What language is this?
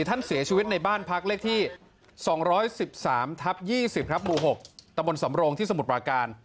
Thai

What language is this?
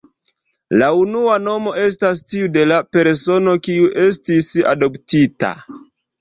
Esperanto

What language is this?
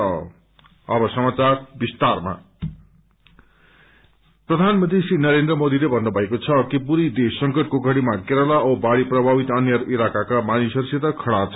Nepali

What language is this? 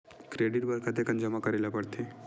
Chhattisgarhi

